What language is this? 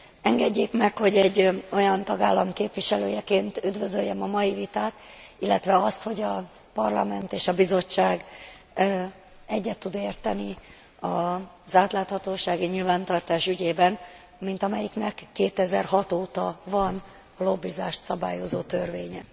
Hungarian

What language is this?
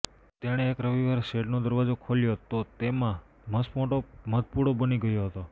Gujarati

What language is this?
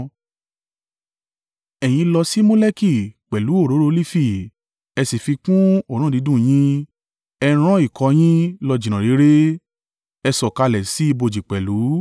Yoruba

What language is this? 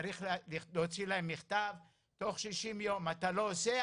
Hebrew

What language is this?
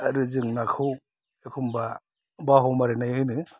Bodo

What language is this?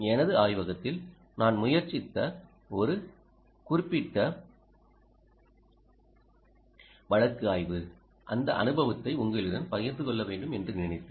Tamil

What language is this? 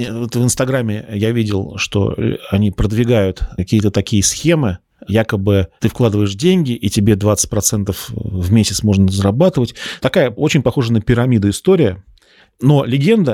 Russian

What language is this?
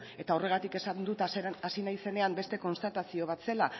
Basque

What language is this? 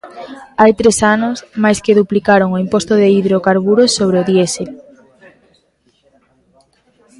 Galician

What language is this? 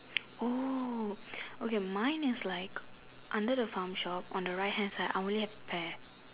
English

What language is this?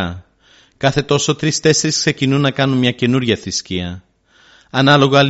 Greek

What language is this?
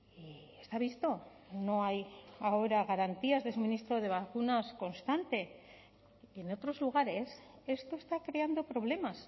Spanish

